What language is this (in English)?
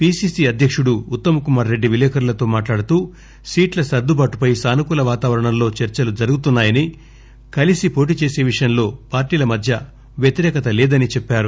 Telugu